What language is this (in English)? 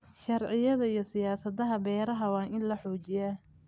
Somali